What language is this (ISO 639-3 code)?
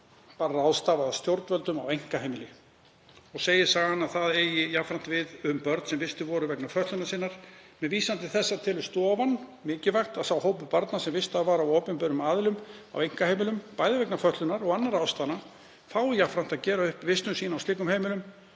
isl